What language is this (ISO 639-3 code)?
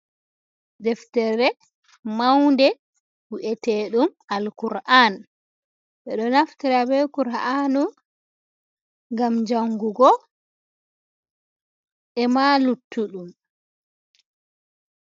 ful